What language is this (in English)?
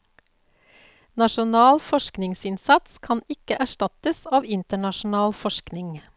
Norwegian